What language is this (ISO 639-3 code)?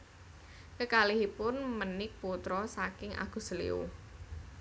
jav